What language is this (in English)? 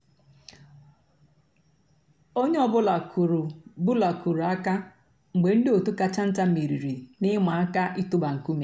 Igbo